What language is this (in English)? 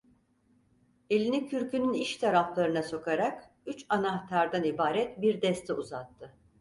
Turkish